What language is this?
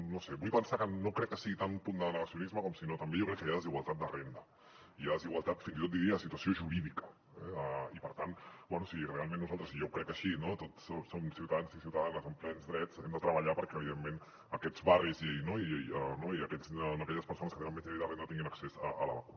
Catalan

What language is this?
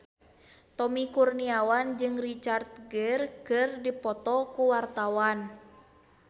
Sundanese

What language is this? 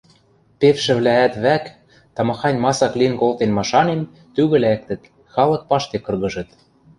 Western Mari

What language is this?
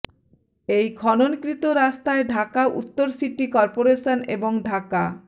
Bangla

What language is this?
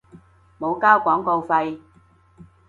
Cantonese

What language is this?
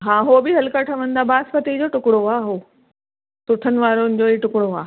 Sindhi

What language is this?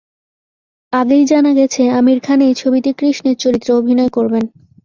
Bangla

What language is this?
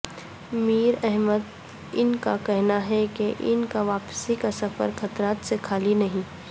Urdu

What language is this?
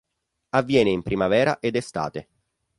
Italian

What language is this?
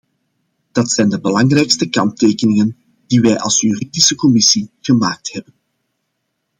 Dutch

